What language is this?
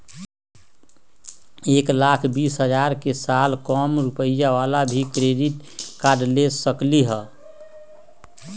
Magahi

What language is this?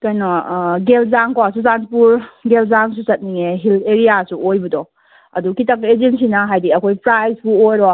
Manipuri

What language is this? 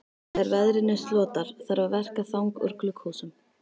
Icelandic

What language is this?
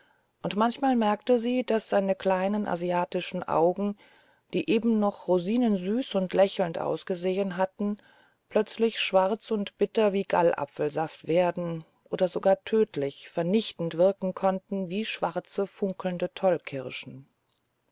German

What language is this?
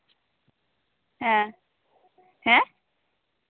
Santali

